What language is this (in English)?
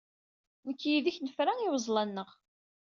Kabyle